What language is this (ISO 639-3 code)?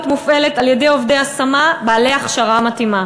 heb